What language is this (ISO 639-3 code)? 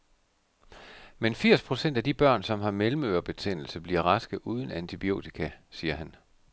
dan